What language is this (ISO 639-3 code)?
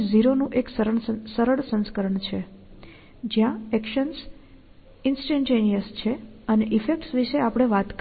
guj